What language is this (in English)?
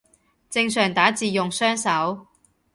Cantonese